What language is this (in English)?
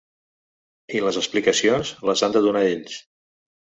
Catalan